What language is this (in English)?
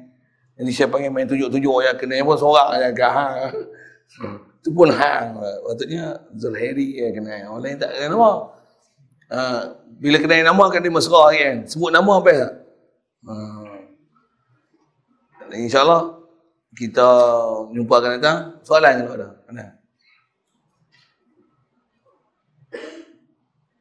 Malay